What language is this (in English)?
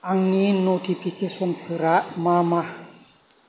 Bodo